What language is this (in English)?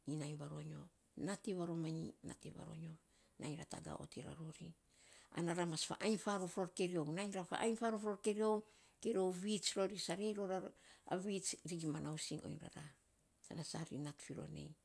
Saposa